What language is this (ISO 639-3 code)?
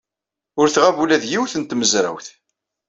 kab